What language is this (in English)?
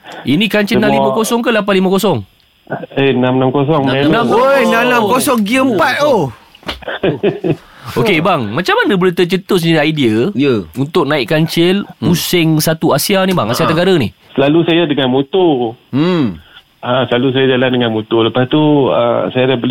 Malay